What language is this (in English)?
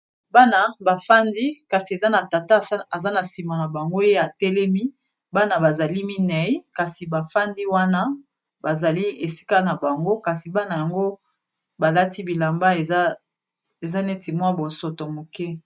Lingala